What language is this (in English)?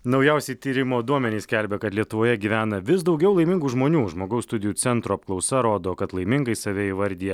Lithuanian